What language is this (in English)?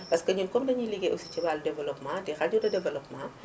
Wolof